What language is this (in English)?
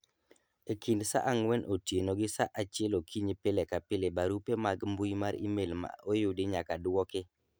Luo (Kenya and Tanzania)